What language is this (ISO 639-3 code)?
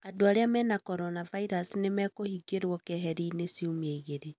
kik